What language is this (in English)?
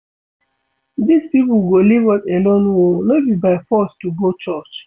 Nigerian Pidgin